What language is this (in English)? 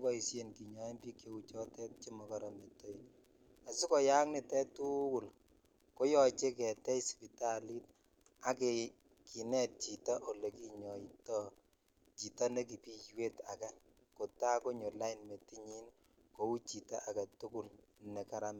Kalenjin